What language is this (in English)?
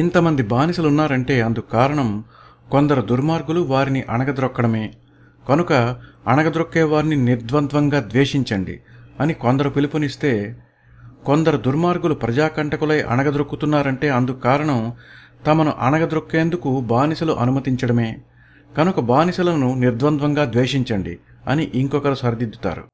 Telugu